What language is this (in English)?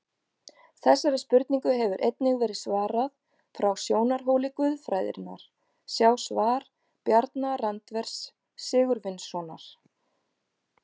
Icelandic